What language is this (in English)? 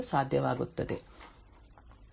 Kannada